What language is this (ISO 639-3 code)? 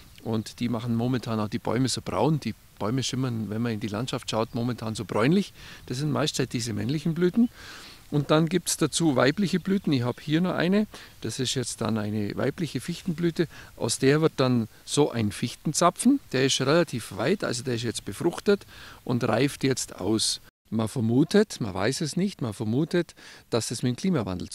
deu